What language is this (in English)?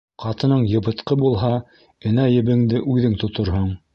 Bashkir